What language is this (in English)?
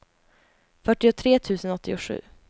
Swedish